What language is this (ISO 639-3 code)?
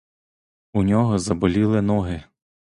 ukr